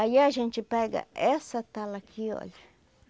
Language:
Portuguese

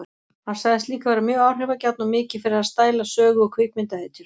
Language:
Icelandic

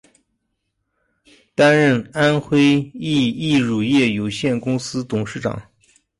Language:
Chinese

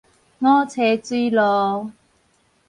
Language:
Min Nan Chinese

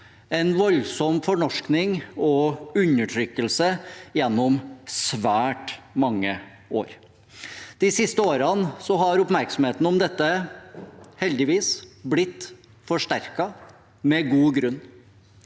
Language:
Norwegian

